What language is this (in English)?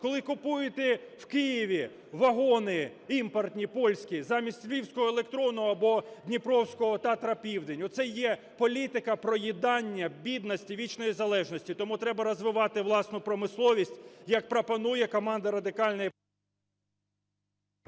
Ukrainian